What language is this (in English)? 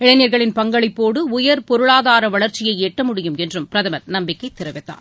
Tamil